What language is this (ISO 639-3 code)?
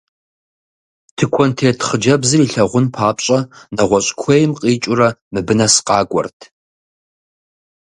kbd